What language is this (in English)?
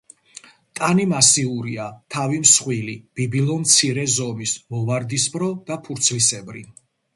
Georgian